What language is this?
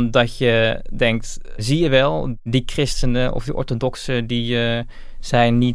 Dutch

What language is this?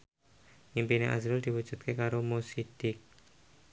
Javanese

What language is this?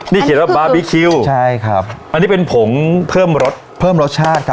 Thai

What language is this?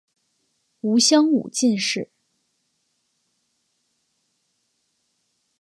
Chinese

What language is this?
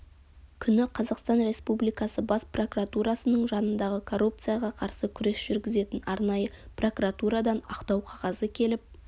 Kazakh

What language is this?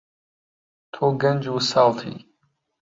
Central Kurdish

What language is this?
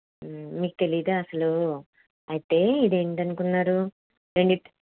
Telugu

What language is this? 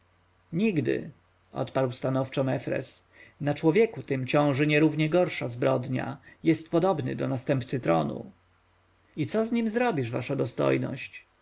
Polish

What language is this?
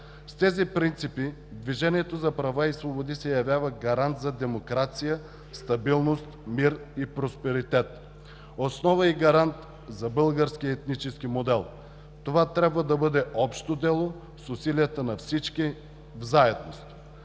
Bulgarian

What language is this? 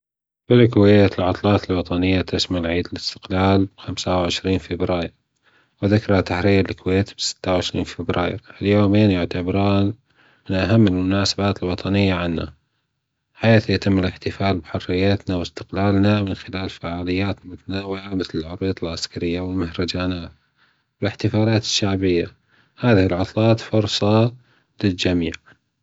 Gulf Arabic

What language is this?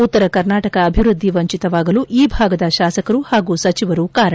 Kannada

